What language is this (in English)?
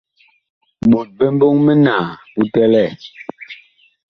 Bakoko